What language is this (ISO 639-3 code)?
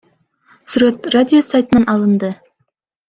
kir